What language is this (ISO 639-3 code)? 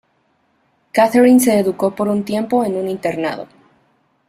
spa